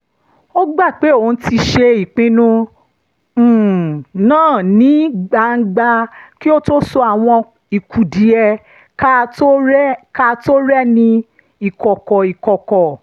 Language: Yoruba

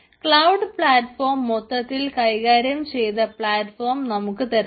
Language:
Malayalam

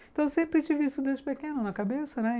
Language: Portuguese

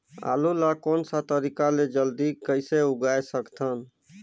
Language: Chhattisgarhi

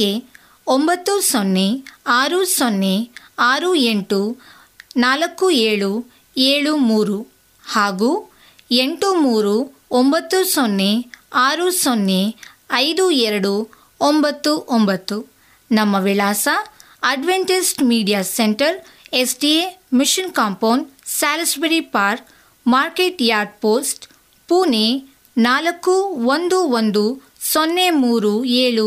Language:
Kannada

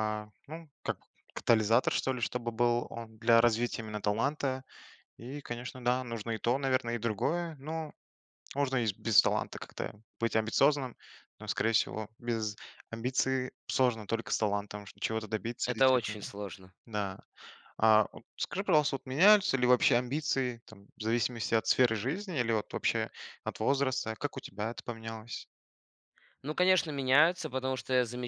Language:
Russian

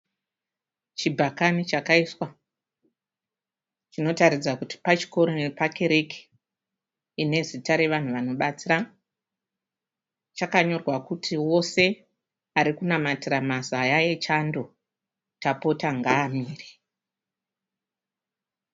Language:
Shona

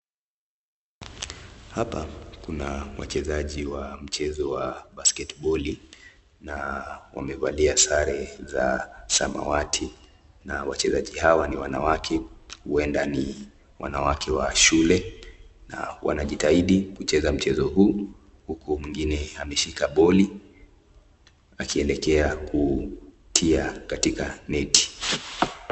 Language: Swahili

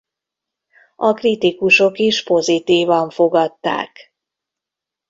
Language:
Hungarian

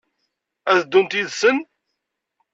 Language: Kabyle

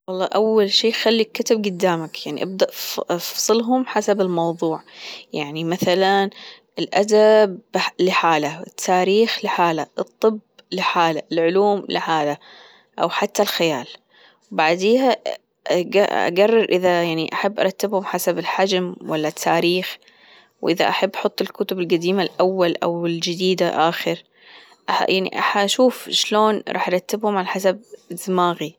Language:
Gulf Arabic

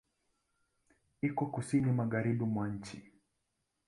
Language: Swahili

